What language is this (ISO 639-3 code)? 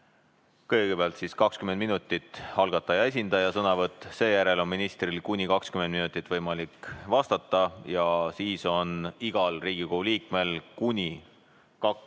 est